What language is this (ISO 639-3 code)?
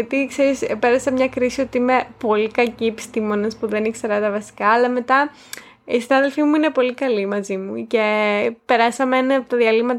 ell